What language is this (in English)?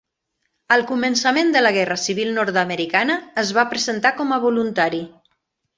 Catalan